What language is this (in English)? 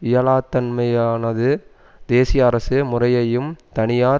Tamil